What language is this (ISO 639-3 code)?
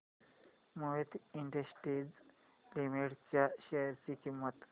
mar